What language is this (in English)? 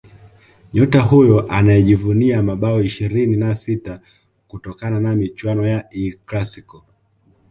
Swahili